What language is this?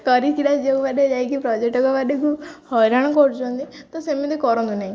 Odia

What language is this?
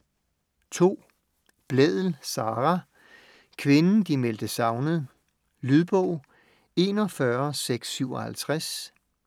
Danish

